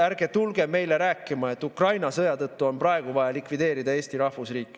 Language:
Estonian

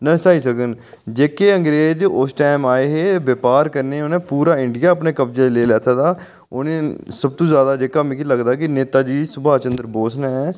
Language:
Dogri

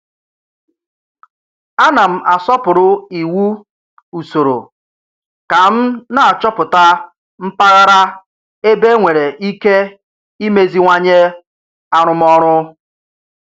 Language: Igbo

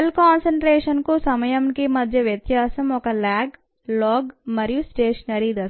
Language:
Telugu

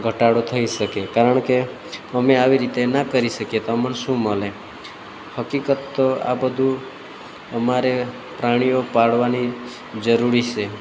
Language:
Gujarati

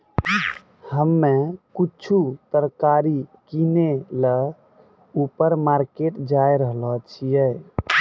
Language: Maithili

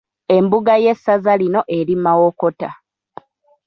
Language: Ganda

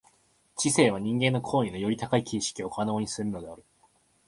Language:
Japanese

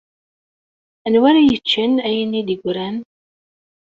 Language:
Kabyle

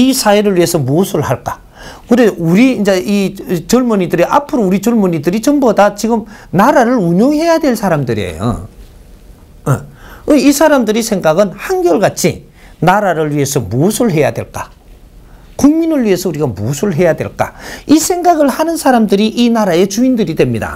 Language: Korean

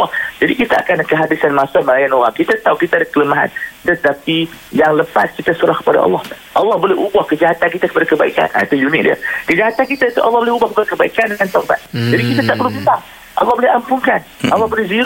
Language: Malay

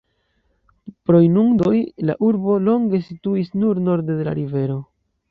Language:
Esperanto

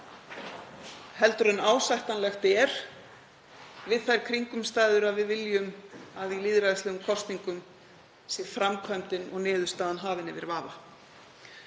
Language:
Icelandic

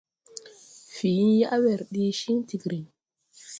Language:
Tupuri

